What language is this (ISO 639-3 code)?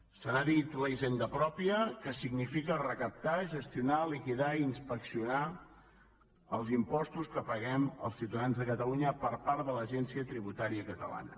cat